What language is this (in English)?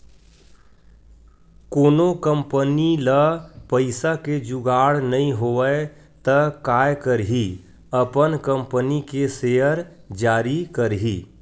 Chhattisgarhi